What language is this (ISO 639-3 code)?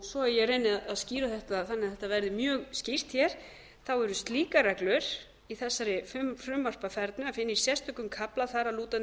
isl